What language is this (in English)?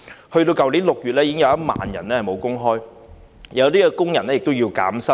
Cantonese